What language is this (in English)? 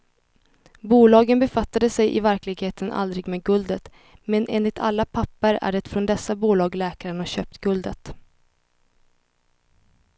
Swedish